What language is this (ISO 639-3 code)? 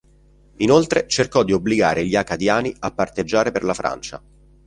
ita